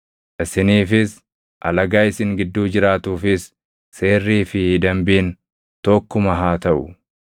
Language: Oromo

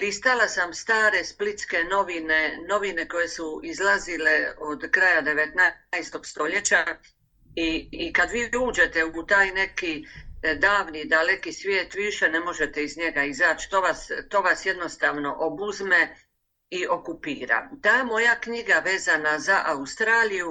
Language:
Croatian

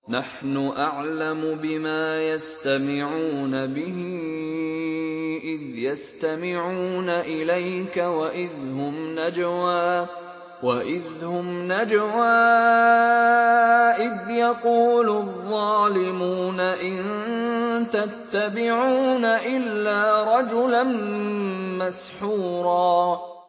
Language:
Arabic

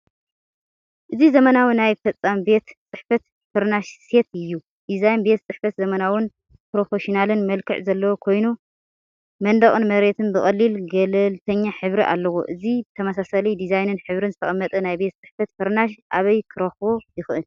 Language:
Tigrinya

